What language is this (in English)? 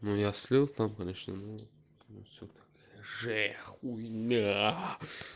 Russian